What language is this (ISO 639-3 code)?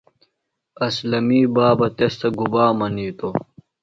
phl